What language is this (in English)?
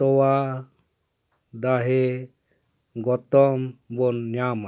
Santali